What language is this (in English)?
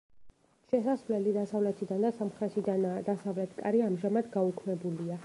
Georgian